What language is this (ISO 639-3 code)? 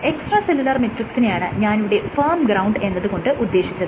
mal